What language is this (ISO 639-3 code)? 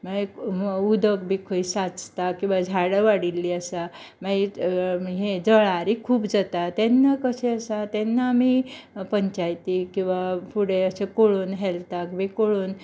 kok